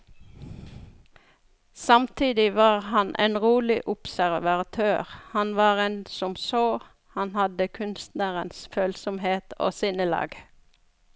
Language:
Norwegian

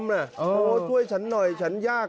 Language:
Thai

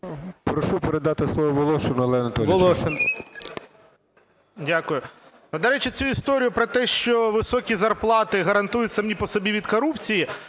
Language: Ukrainian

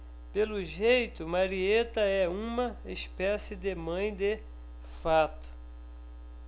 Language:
Portuguese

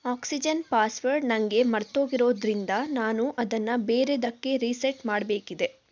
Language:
Kannada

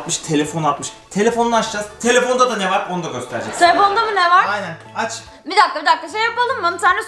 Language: Turkish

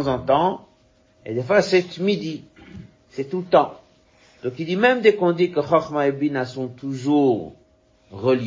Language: French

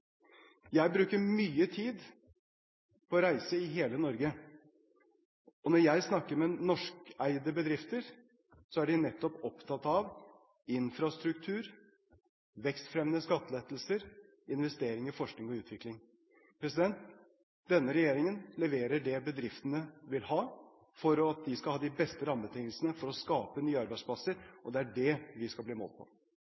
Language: Norwegian Bokmål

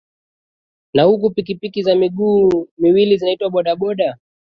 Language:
Swahili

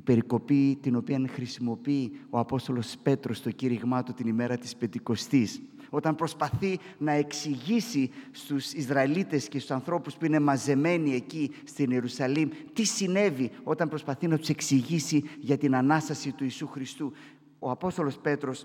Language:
Greek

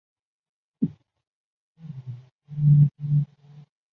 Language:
Chinese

